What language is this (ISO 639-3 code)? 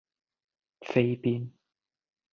yue